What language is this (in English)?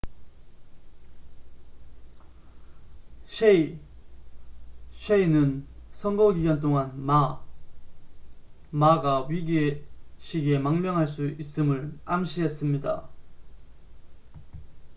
Korean